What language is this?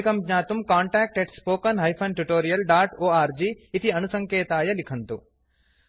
Sanskrit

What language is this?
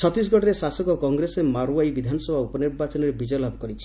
Odia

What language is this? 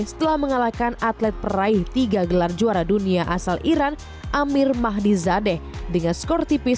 Indonesian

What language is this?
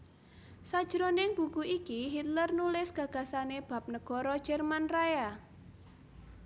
Javanese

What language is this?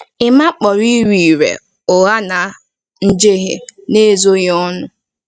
Igbo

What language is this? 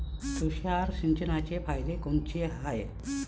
Marathi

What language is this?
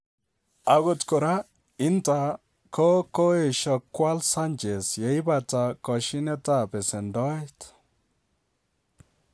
Kalenjin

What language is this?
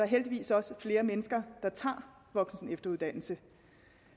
Danish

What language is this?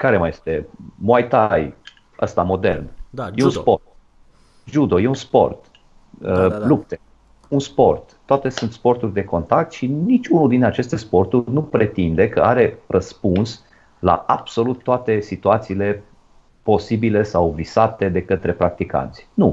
Romanian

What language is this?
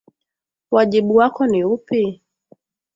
Swahili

